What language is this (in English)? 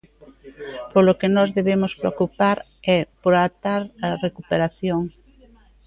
Galician